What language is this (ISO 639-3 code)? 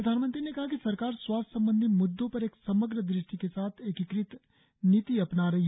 hin